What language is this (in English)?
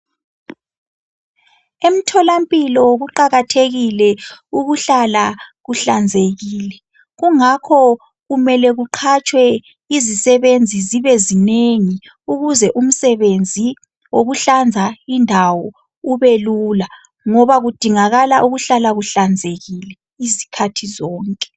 North Ndebele